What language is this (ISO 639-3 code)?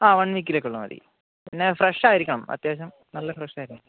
mal